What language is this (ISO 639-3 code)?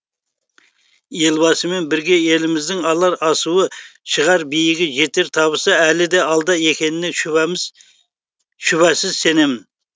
kaz